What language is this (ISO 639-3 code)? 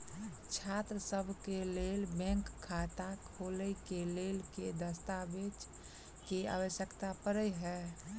mai